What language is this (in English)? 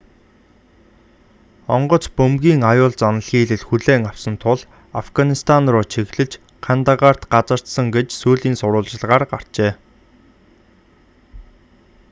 Mongolian